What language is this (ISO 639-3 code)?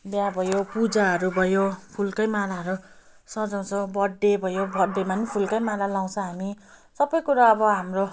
nep